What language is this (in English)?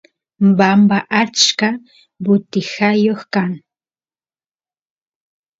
Santiago del Estero Quichua